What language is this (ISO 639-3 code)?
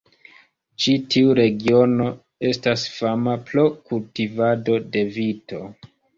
epo